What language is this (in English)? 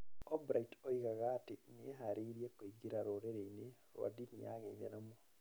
Kikuyu